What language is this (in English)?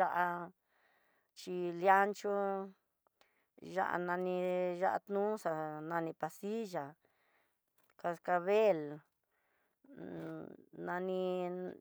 Tidaá Mixtec